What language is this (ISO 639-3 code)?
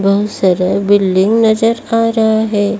hin